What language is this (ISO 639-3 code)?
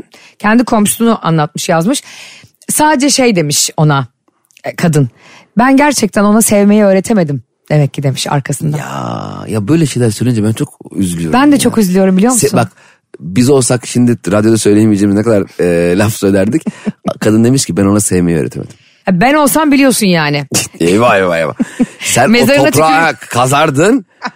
tur